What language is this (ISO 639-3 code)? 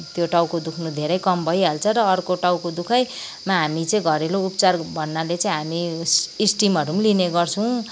nep